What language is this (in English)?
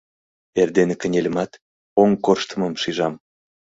Mari